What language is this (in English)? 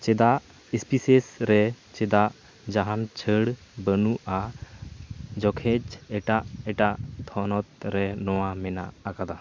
Santali